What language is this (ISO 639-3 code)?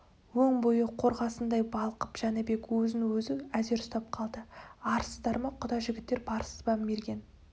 kaz